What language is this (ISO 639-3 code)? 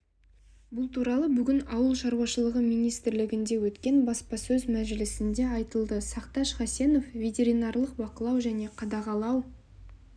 kaz